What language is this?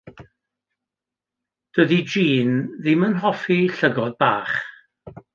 Welsh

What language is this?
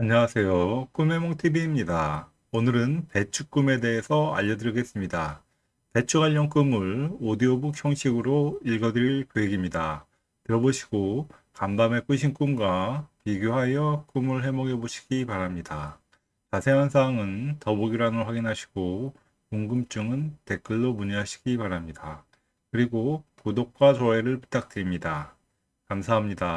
Korean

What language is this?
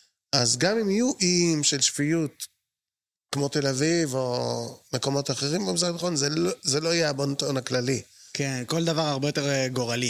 Hebrew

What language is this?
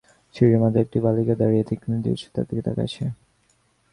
Bangla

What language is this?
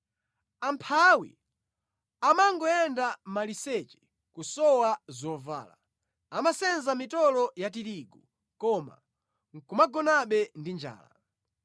Nyanja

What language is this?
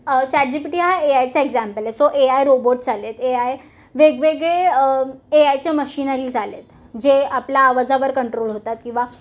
Marathi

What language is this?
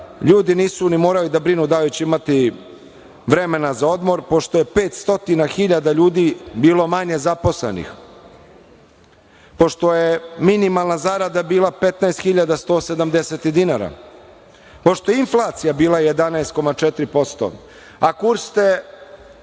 Serbian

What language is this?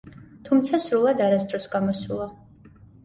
Georgian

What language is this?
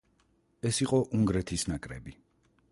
Georgian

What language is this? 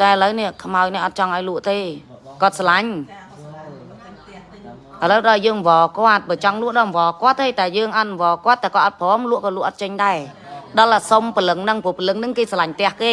Vietnamese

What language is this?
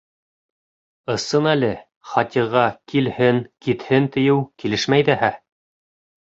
Bashkir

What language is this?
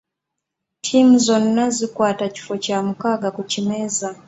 Ganda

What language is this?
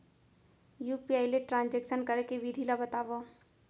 Chhattisgarhi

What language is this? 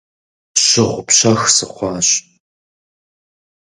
Kabardian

